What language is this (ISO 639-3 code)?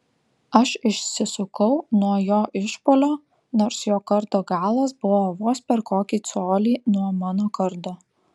lit